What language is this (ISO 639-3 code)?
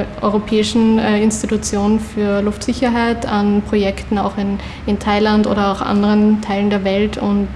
deu